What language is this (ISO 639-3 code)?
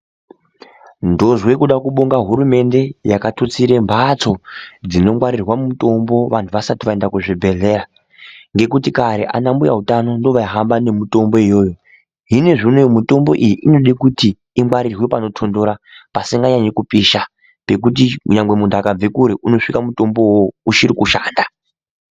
ndc